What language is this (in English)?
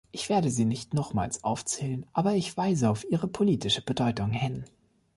German